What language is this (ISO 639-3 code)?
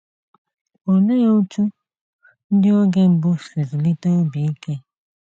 ibo